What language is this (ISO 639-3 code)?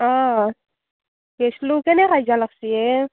asm